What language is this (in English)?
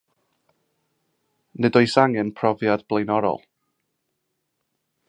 Welsh